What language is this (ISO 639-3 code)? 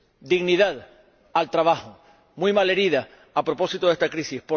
spa